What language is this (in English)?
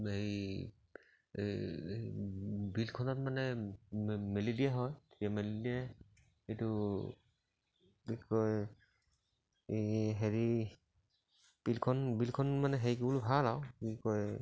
Assamese